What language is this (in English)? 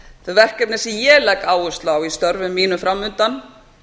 Icelandic